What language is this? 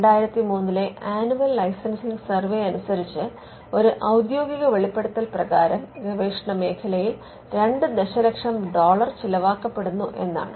Malayalam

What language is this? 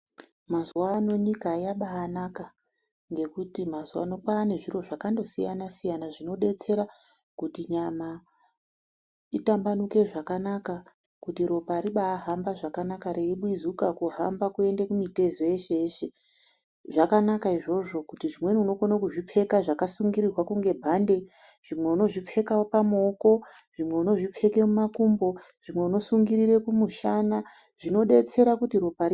Ndau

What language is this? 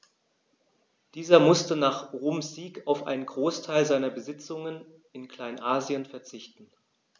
German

